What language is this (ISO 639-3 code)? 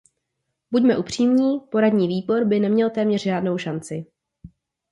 ces